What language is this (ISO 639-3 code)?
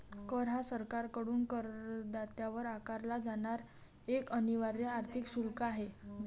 mar